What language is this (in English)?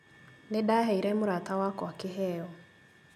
Kikuyu